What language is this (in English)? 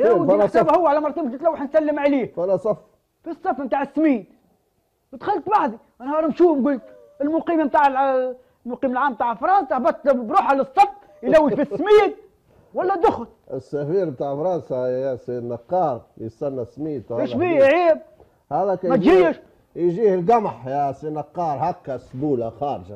Arabic